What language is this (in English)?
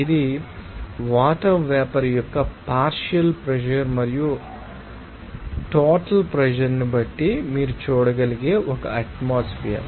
Telugu